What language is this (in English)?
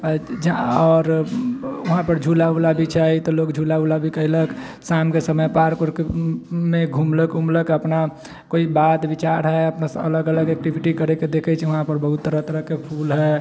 Maithili